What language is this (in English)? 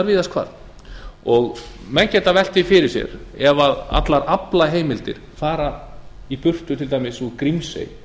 Icelandic